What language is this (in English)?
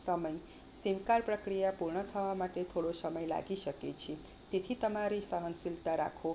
Gujarati